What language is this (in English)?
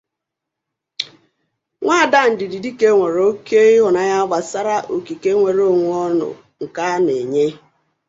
Igbo